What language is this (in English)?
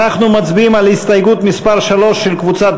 Hebrew